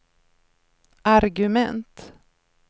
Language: Swedish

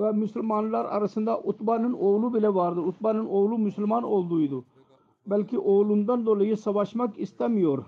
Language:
Turkish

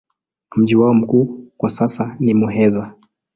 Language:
Swahili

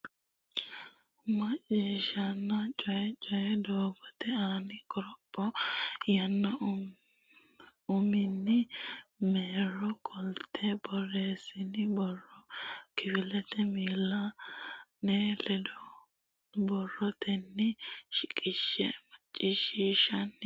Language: Sidamo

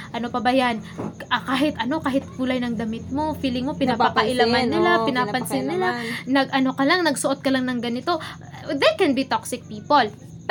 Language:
Filipino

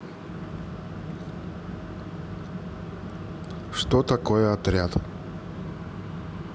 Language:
Russian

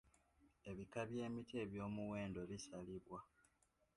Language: Ganda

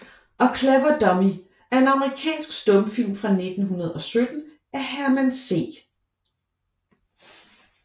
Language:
Danish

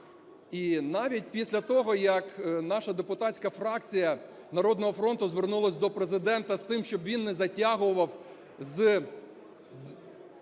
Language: Ukrainian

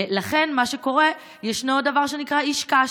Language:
Hebrew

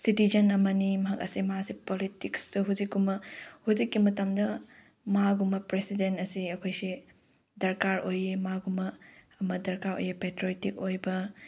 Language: Manipuri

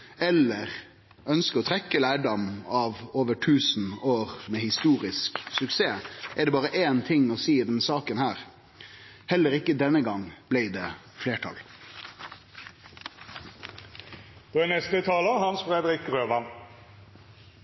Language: Norwegian Nynorsk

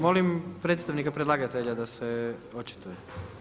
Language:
Croatian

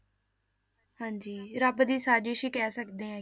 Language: Punjabi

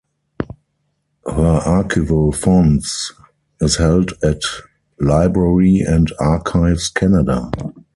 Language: English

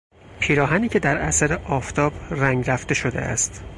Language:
Persian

